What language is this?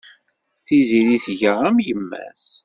Kabyle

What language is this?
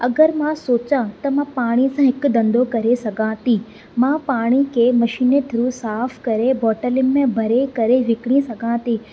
Sindhi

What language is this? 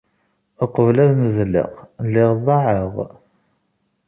Kabyle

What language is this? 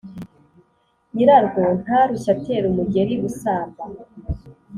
Kinyarwanda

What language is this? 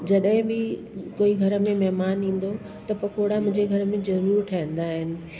Sindhi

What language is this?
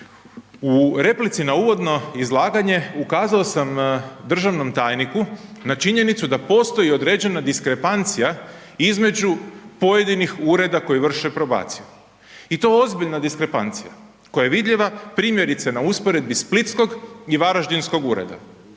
Croatian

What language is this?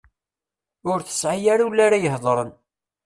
Kabyle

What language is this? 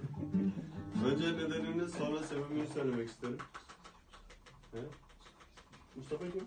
Turkish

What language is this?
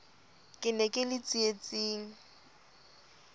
Southern Sotho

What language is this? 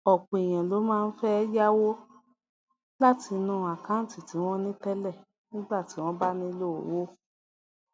Yoruba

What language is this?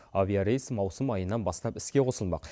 Kazakh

